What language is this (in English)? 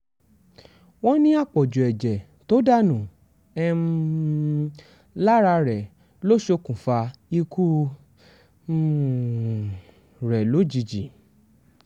Yoruba